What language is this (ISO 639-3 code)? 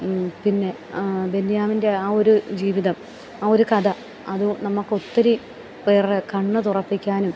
mal